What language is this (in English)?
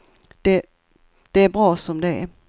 Swedish